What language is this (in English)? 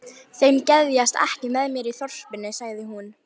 Icelandic